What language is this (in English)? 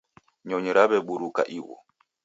Taita